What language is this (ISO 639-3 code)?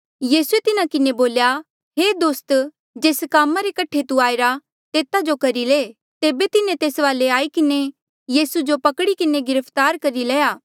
mjl